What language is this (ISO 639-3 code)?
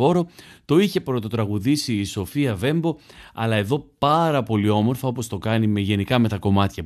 ell